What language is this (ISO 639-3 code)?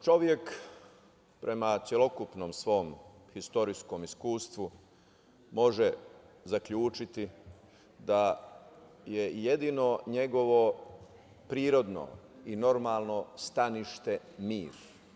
srp